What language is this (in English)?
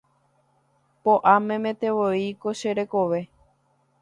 Guarani